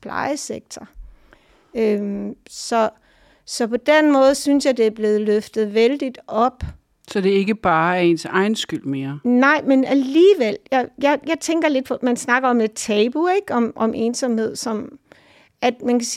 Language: Danish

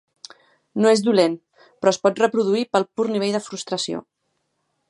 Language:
Catalan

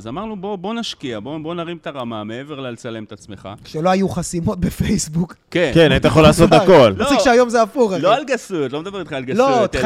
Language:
Hebrew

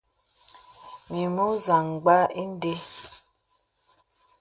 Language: Bebele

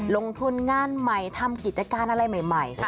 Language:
Thai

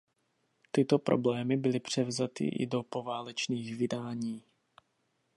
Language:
Czech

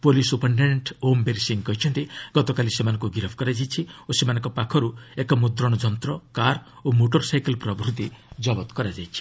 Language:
Odia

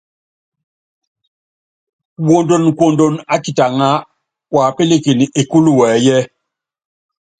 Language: Yangben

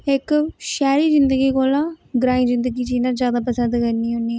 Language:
Dogri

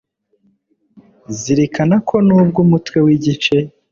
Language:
Kinyarwanda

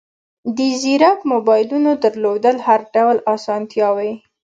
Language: Pashto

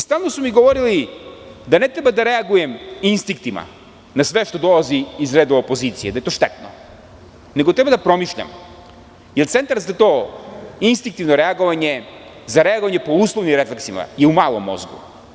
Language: Serbian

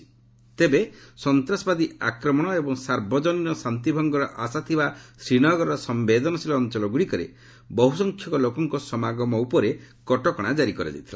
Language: Odia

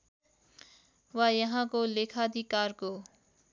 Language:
Nepali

